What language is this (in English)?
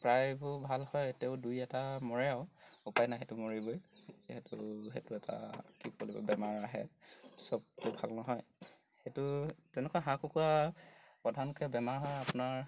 Assamese